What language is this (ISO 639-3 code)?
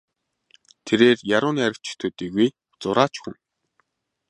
mon